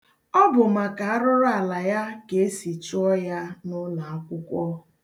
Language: Igbo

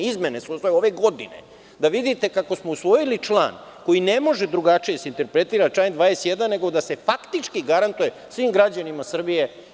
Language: Serbian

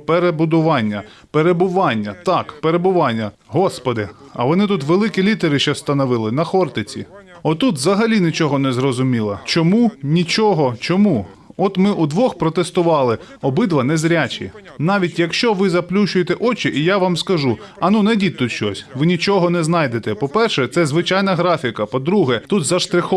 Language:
Ukrainian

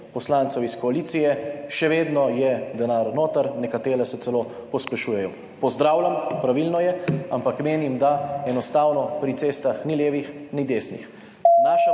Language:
Slovenian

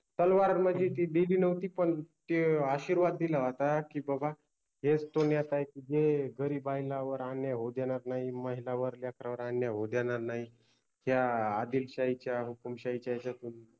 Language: Marathi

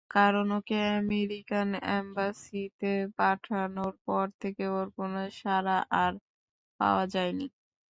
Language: Bangla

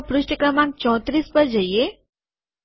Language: Gujarati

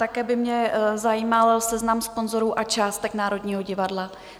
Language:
Czech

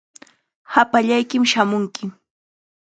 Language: Chiquián Ancash Quechua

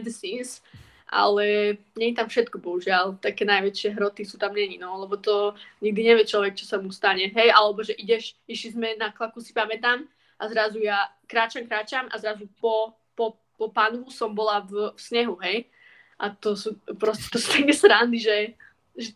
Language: Slovak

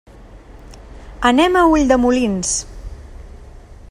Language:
Catalan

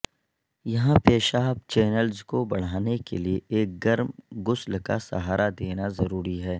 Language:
Urdu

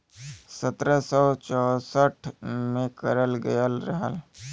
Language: Bhojpuri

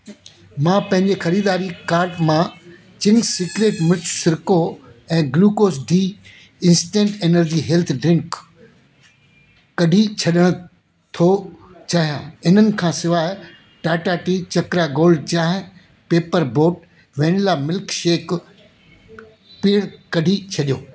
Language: Sindhi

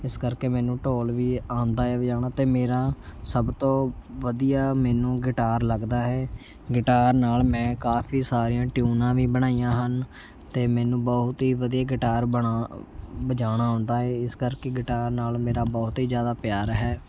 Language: Punjabi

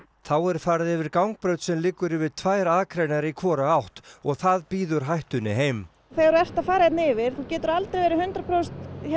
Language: Icelandic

